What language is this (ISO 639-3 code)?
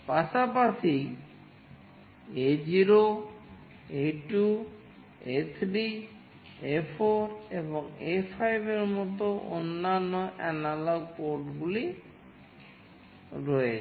ben